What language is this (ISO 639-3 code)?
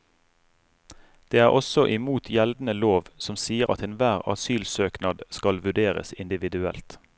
nor